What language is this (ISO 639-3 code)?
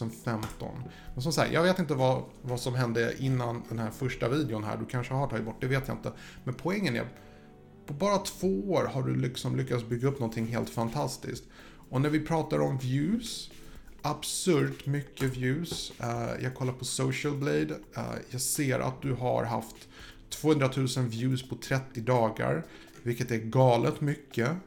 swe